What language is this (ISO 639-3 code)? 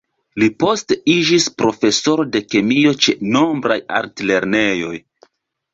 epo